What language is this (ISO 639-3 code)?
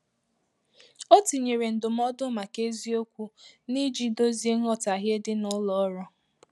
ibo